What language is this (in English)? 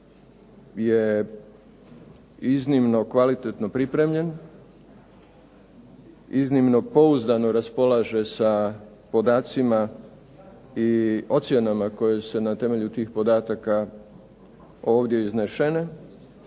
Croatian